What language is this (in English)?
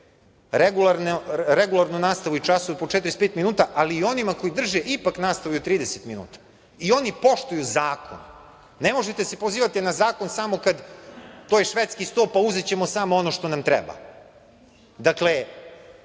Serbian